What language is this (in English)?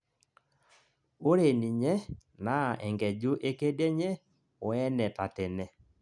Masai